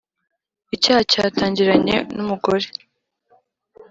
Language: Kinyarwanda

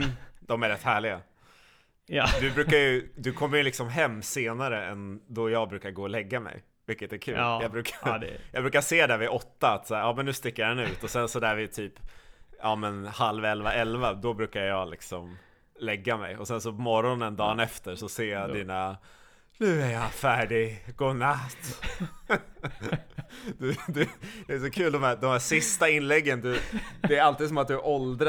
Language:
Swedish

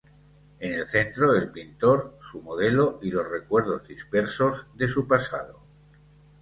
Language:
Spanish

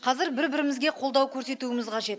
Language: Kazakh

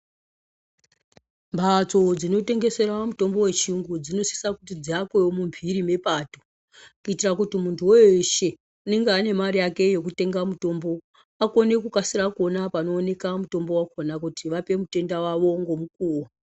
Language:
Ndau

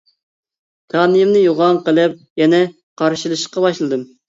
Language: Uyghur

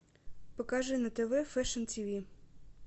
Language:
Russian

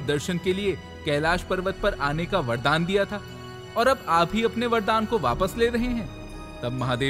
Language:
Hindi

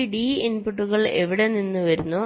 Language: Malayalam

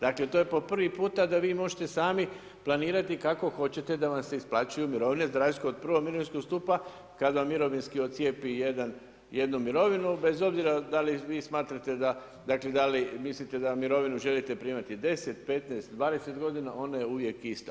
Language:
Croatian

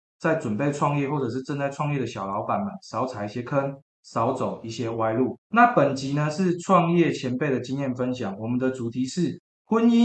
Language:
Chinese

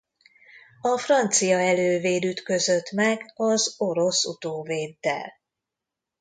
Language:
Hungarian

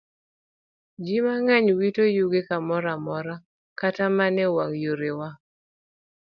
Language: Luo (Kenya and Tanzania)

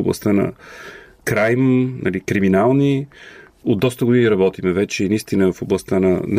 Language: Bulgarian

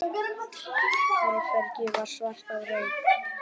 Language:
Icelandic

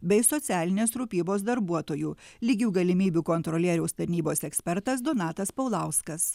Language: Lithuanian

